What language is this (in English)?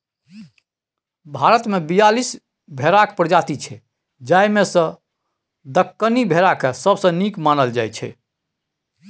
Maithili